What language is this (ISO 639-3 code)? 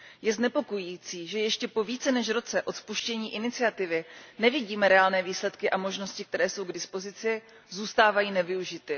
ces